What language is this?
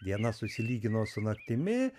Lithuanian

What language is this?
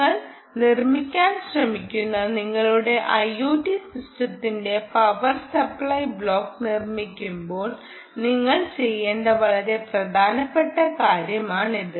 Malayalam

